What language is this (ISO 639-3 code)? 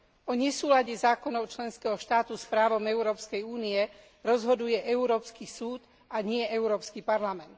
slk